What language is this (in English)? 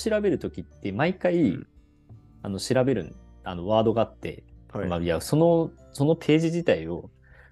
Japanese